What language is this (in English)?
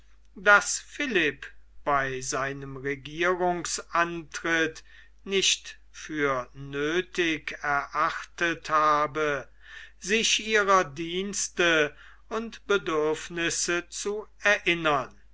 German